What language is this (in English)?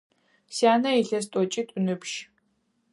Adyghe